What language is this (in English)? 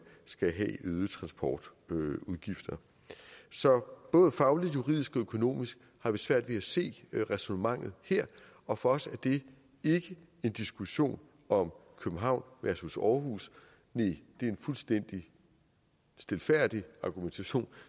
Danish